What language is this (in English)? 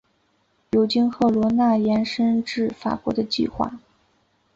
Chinese